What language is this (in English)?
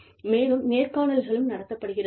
Tamil